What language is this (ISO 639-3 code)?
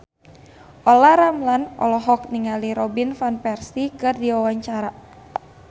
sun